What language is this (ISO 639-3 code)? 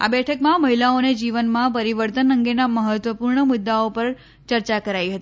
guj